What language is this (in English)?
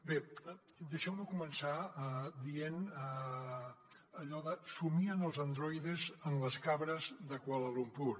Catalan